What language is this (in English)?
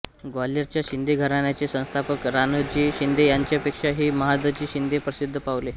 Marathi